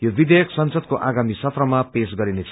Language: Nepali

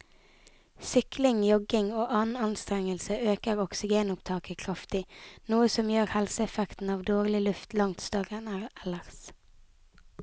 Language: Norwegian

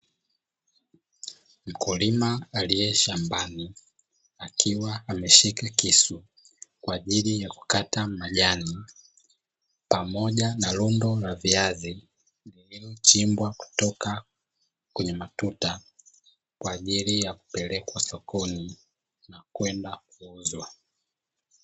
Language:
Swahili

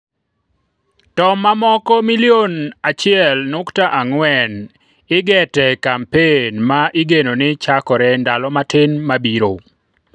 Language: Luo (Kenya and Tanzania)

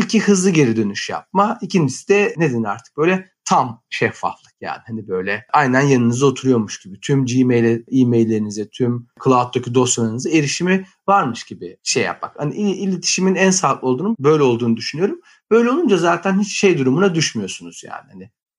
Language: Turkish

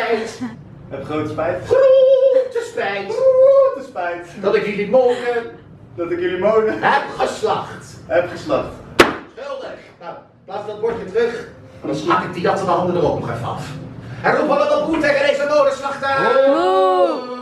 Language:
Dutch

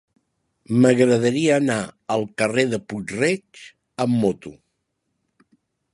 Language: Catalan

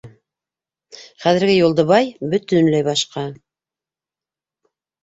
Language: Bashkir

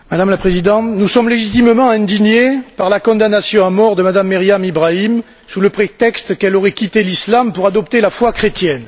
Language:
French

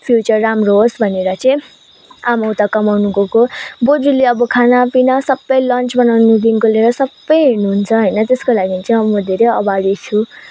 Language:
Nepali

